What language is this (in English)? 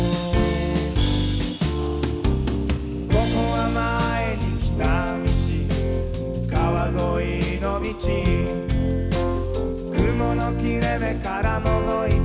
Japanese